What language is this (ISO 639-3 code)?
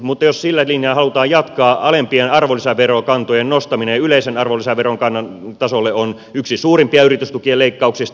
fin